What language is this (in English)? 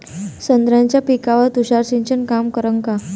Marathi